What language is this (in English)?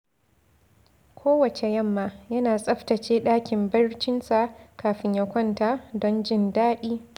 Hausa